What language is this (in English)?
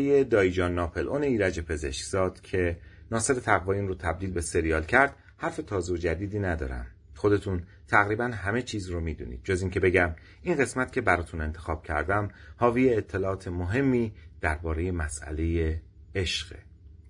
Persian